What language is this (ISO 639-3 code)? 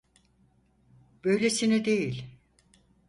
tur